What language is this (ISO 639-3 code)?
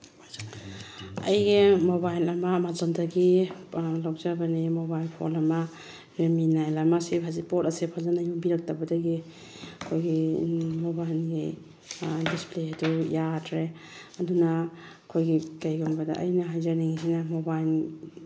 mni